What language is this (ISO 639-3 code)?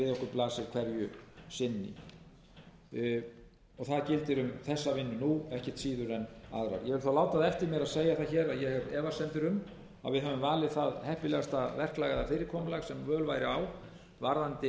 isl